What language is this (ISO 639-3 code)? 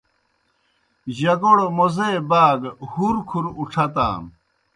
plk